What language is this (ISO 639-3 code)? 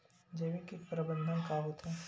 hne